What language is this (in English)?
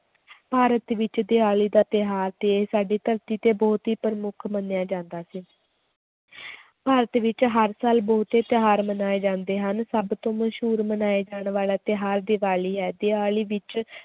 Punjabi